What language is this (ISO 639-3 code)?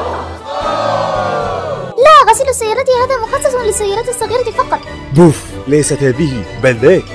ara